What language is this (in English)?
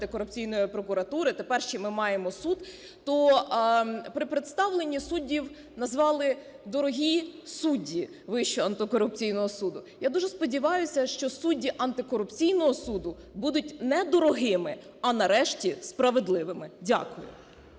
Ukrainian